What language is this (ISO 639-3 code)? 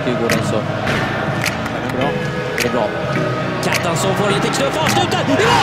swe